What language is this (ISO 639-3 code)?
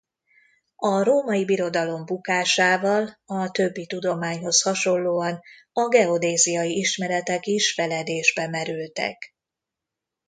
hun